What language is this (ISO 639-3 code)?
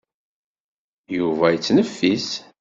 kab